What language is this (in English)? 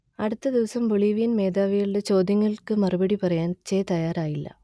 Malayalam